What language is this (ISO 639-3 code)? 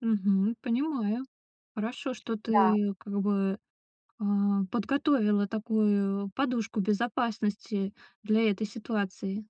rus